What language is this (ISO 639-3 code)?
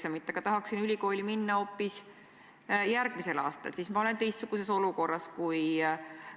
est